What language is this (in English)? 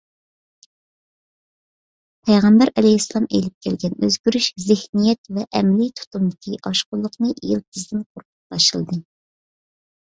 Uyghur